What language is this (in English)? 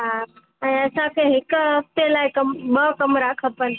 Sindhi